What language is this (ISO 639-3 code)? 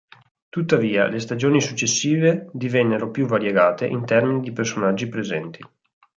ita